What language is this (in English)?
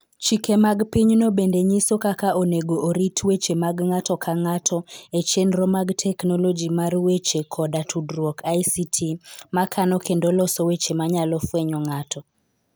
Luo (Kenya and Tanzania)